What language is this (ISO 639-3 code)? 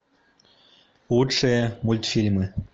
rus